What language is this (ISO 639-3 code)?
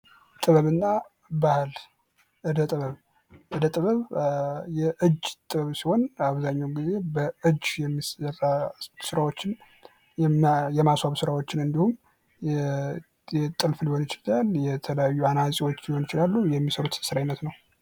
amh